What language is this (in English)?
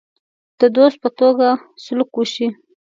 Pashto